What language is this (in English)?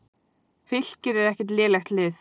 Icelandic